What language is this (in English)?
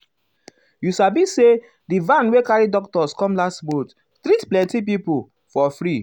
Nigerian Pidgin